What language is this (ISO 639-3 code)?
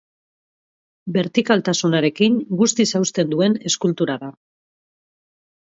eus